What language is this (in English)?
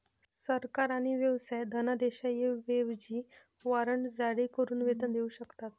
Marathi